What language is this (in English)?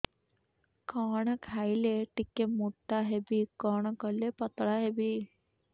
Odia